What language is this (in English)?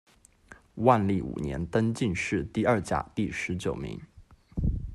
Chinese